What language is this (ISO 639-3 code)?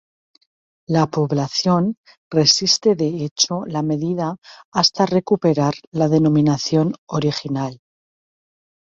spa